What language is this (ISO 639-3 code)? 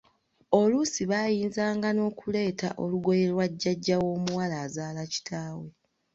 lug